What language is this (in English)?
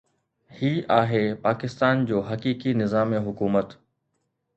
Sindhi